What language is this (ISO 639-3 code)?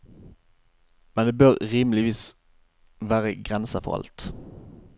nor